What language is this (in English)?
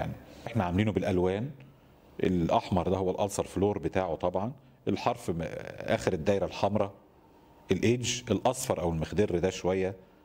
Arabic